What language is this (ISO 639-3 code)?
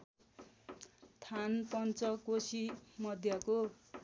nep